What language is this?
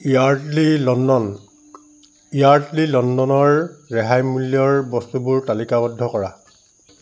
Assamese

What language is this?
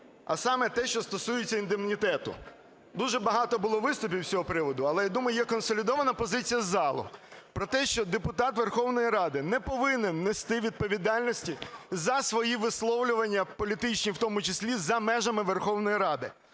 Ukrainian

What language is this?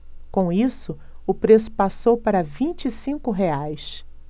Portuguese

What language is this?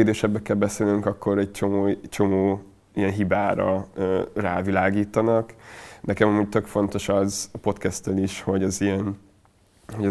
Hungarian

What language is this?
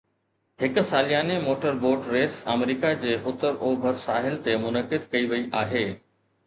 Sindhi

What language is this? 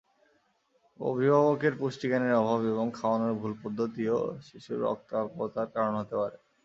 Bangla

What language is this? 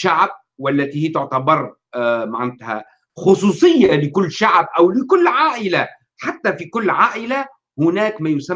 Arabic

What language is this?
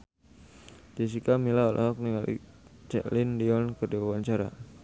Sundanese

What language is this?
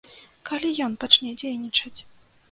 Belarusian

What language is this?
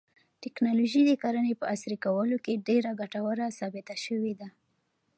Pashto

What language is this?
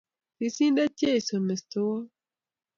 Kalenjin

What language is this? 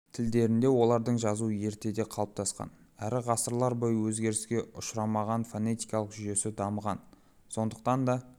Kazakh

